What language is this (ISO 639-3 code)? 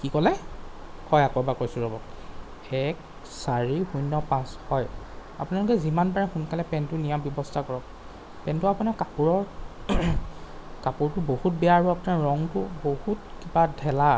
asm